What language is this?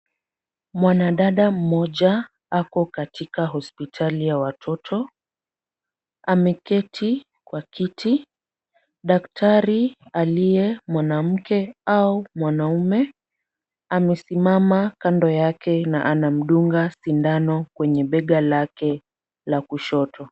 Swahili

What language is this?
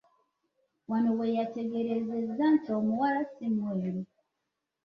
Ganda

